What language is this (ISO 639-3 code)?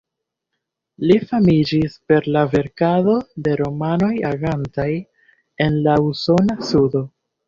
epo